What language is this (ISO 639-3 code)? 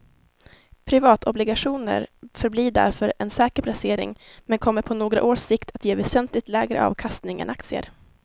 swe